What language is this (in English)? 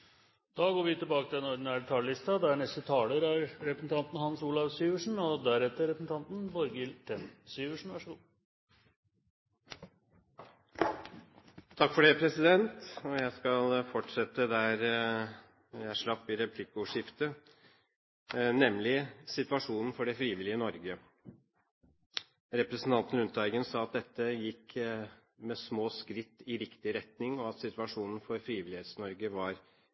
Norwegian